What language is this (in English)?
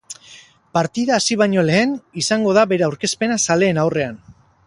Basque